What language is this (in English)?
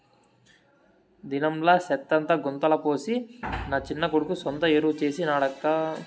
Telugu